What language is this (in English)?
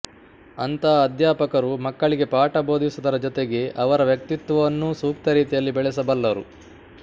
Kannada